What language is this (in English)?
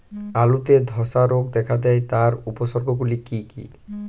Bangla